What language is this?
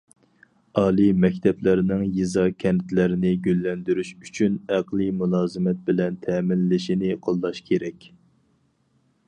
Uyghur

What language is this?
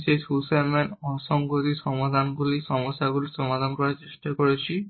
Bangla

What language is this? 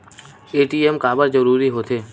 Chhattisgarhi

